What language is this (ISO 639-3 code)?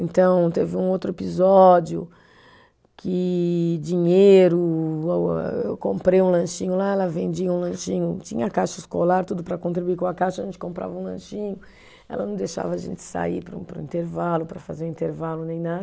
por